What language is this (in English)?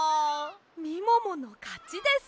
Japanese